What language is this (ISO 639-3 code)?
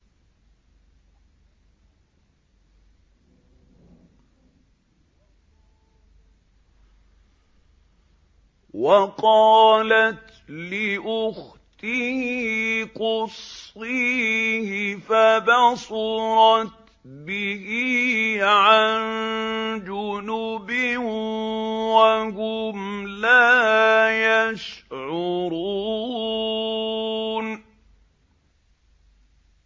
ara